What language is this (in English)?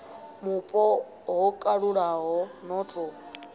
Venda